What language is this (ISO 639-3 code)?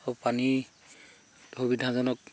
asm